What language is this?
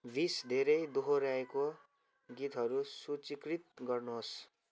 Nepali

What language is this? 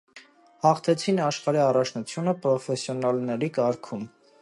Armenian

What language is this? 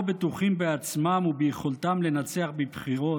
Hebrew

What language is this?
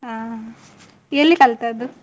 Kannada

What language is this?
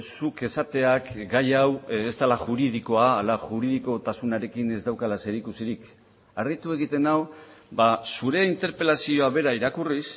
Basque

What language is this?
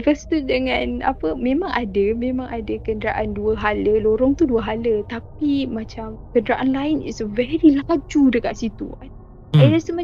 Malay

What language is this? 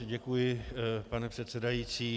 Czech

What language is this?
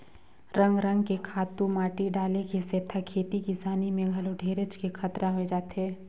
Chhattisgarhi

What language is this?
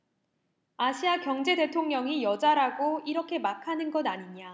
Korean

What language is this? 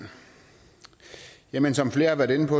Danish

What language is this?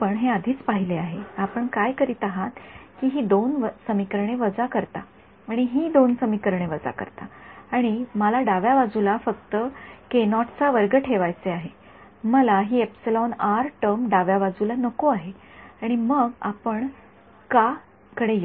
Marathi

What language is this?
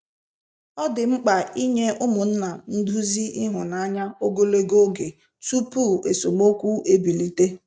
Igbo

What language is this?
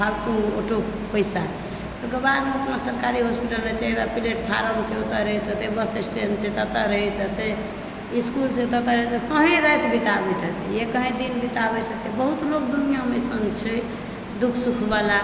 Maithili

